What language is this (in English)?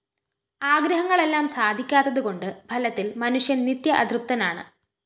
Malayalam